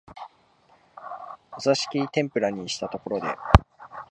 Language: Japanese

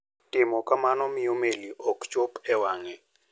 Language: Luo (Kenya and Tanzania)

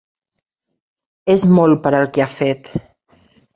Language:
Catalan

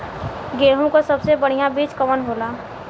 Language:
Bhojpuri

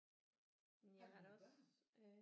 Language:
Danish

